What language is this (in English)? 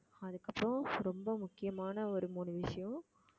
Tamil